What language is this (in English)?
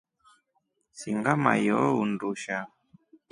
Rombo